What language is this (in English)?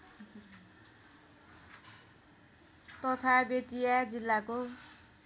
Nepali